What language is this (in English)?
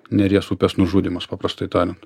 Lithuanian